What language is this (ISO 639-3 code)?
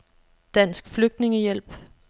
dan